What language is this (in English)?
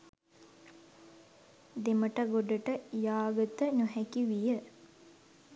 Sinhala